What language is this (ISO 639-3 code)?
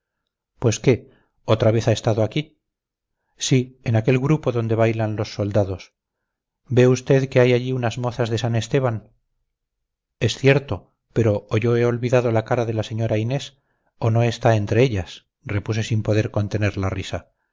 spa